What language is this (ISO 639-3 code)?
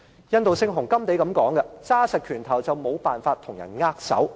yue